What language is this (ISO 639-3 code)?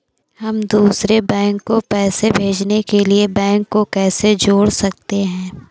hin